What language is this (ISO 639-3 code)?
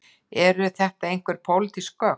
isl